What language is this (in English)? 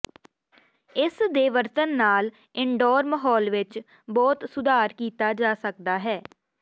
Punjabi